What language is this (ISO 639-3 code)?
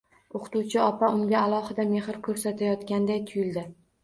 uzb